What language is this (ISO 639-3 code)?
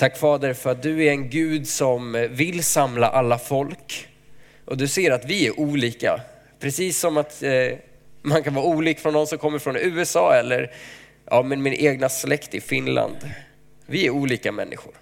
swe